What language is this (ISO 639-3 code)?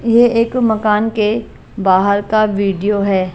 hin